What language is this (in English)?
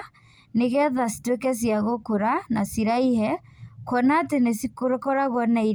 Kikuyu